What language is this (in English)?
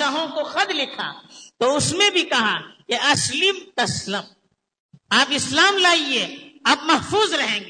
Urdu